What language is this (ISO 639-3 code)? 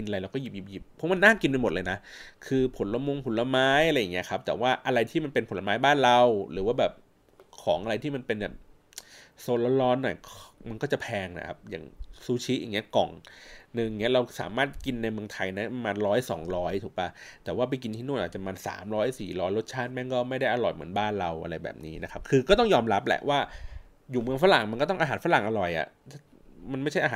tha